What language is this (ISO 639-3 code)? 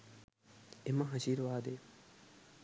sin